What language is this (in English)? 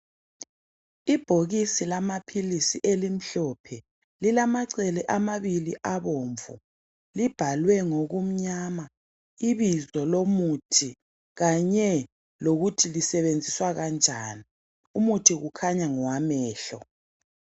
North Ndebele